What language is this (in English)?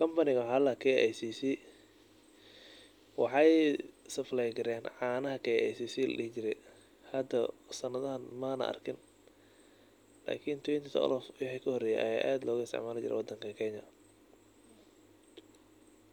Somali